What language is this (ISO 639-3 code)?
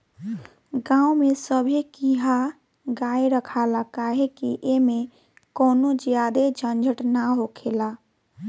bho